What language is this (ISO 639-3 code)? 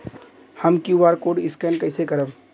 bho